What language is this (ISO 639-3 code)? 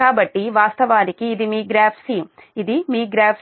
tel